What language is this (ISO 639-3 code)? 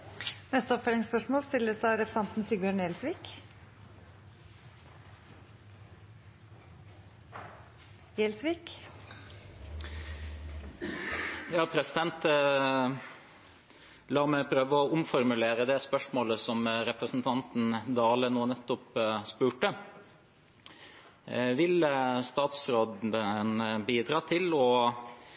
nor